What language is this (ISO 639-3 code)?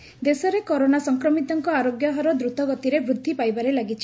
ori